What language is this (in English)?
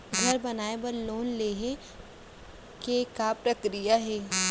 Chhattisgarhi